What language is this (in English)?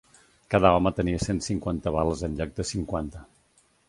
Catalan